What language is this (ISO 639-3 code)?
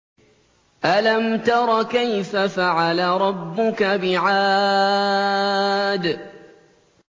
ara